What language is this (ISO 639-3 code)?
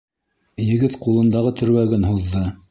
bak